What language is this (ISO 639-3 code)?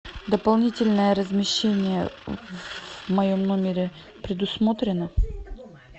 rus